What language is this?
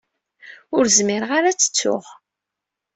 Kabyle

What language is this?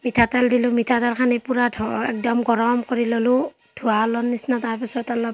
Assamese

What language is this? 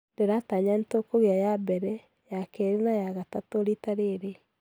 Kikuyu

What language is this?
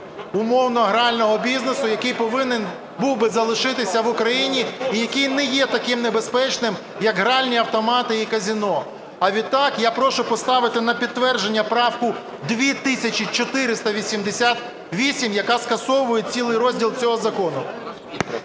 Ukrainian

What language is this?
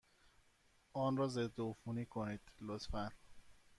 Persian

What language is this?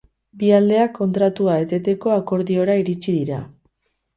Basque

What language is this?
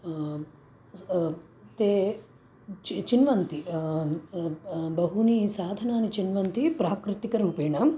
Sanskrit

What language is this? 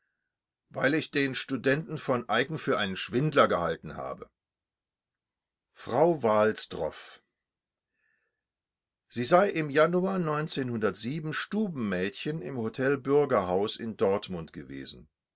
German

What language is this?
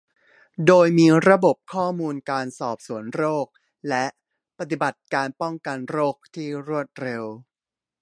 Thai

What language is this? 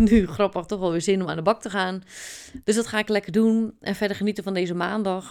Dutch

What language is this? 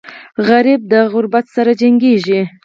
Pashto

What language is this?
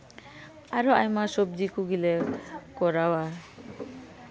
Santali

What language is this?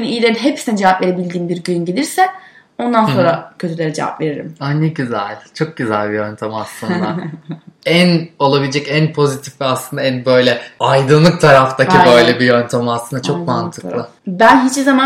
Turkish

